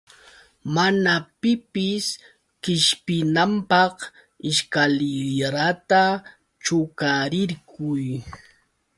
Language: Yauyos Quechua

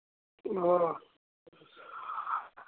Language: Kashmiri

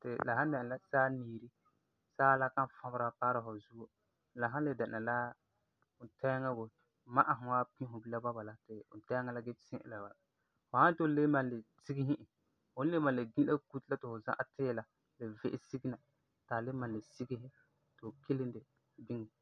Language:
Frafra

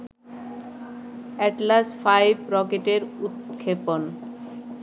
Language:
Bangla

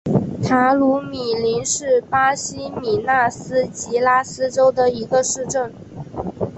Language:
Chinese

